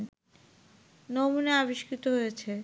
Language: Bangla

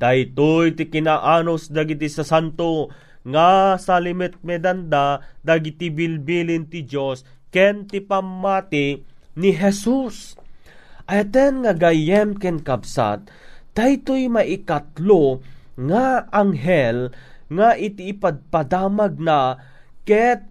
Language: Filipino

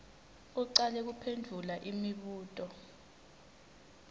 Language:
Swati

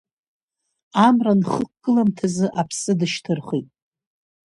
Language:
Abkhazian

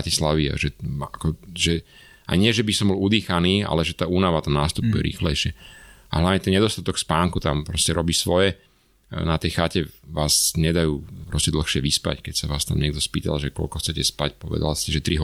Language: Slovak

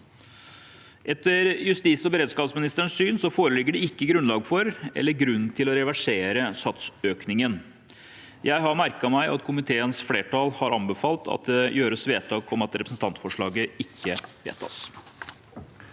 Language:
Norwegian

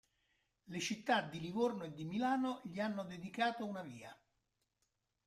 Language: Italian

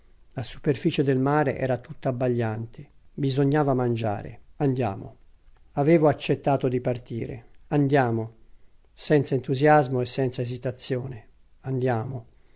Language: Italian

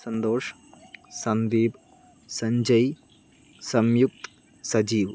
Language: Malayalam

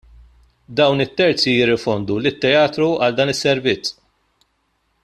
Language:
Maltese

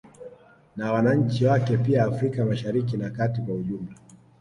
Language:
Swahili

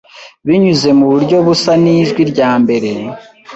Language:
Kinyarwanda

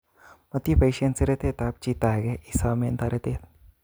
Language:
Kalenjin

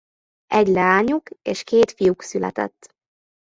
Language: Hungarian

